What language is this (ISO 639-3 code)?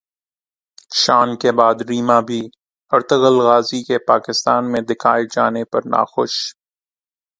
urd